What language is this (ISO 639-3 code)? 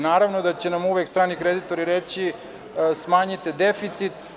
srp